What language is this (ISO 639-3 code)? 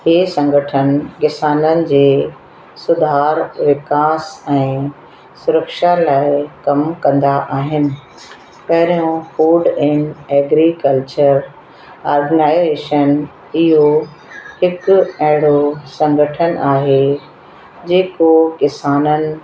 snd